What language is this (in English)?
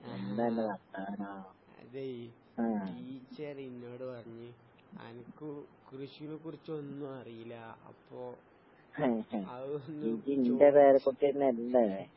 Malayalam